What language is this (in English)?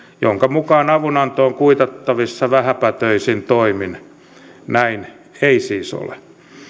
Finnish